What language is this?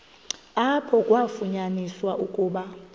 Xhosa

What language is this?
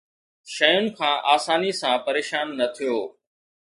Sindhi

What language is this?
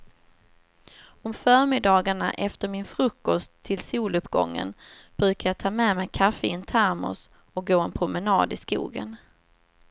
Swedish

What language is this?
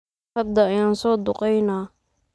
Somali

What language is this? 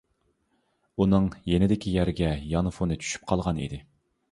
Uyghur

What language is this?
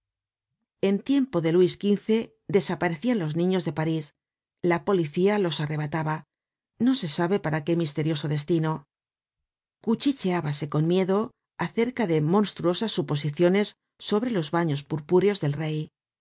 Spanish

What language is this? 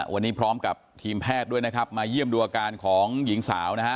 Thai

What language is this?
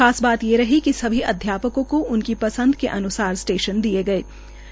Hindi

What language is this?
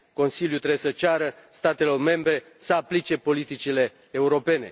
Romanian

